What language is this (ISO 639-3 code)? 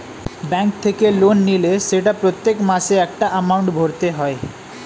ben